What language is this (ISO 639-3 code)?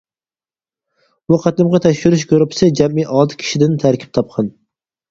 uig